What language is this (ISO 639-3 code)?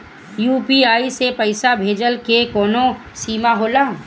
bho